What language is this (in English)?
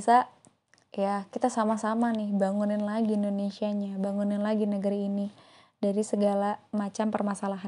Indonesian